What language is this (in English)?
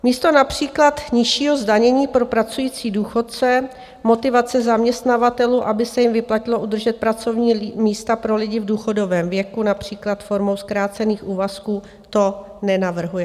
Czech